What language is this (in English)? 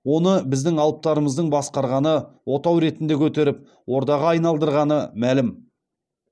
Kazakh